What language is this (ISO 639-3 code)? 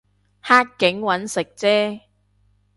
yue